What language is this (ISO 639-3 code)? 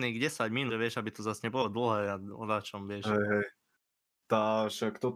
slk